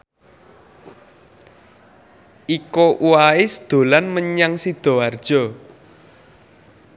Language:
Javanese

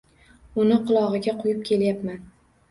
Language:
Uzbek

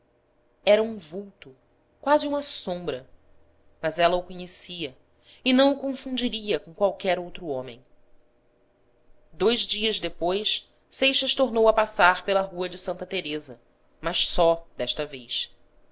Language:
Portuguese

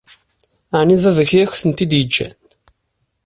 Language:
Kabyle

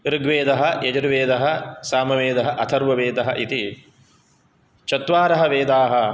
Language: Sanskrit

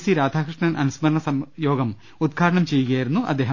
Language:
Malayalam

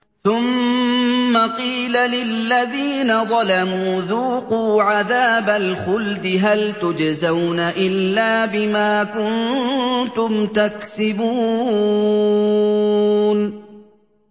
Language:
Arabic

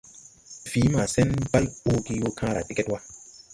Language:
Tupuri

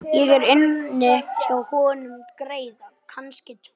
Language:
Icelandic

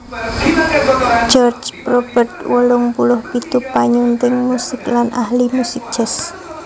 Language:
Javanese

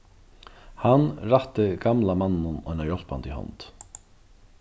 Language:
Faroese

